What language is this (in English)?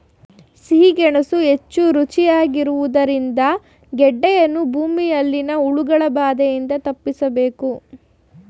Kannada